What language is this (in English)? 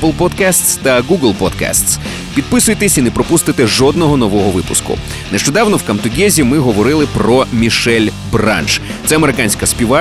Ukrainian